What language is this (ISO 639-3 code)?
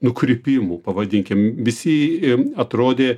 lit